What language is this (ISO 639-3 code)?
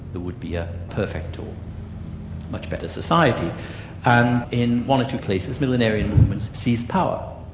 eng